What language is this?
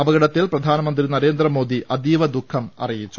Malayalam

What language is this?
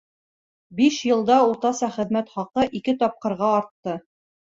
Bashkir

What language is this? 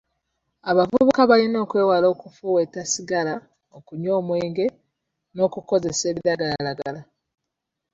Ganda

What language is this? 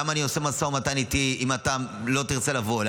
Hebrew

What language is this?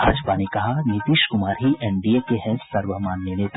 Hindi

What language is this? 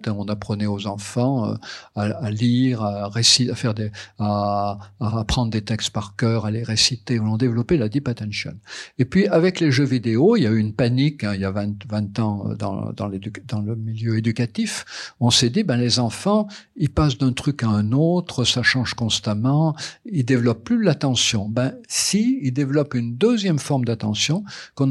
French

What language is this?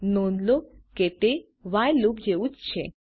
Gujarati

